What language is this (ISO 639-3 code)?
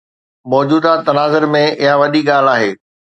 snd